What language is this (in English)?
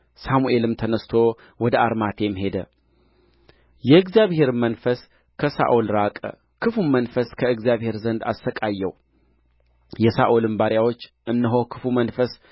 Amharic